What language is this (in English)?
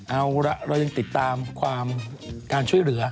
Thai